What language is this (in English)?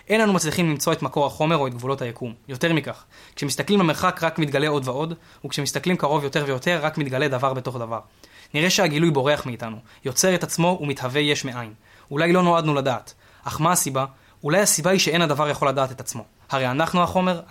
Hebrew